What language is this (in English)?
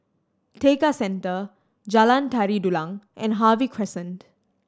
English